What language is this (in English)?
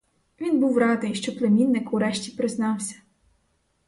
Ukrainian